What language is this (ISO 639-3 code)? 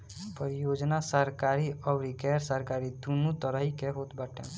bho